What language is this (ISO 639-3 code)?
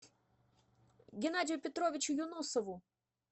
rus